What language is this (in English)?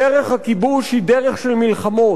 Hebrew